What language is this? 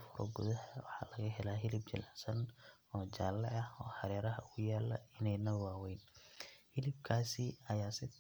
Somali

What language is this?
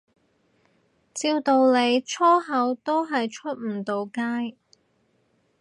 Cantonese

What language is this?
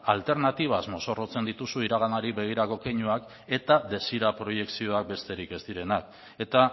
Basque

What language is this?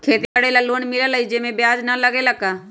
Magahi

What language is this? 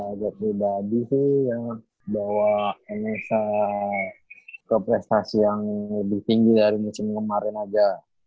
Indonesian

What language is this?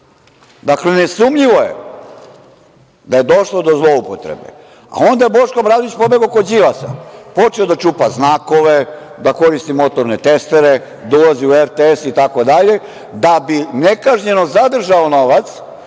Serbian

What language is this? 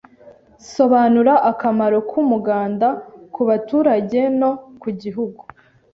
Kinyarwanda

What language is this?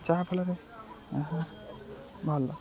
Odia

